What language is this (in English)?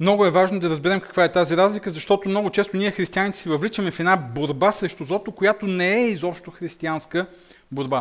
Bulgarian